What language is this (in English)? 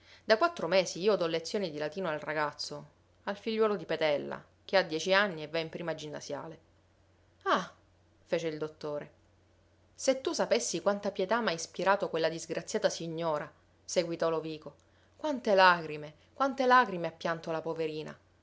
Italian